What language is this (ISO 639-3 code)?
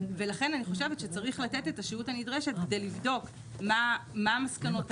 heb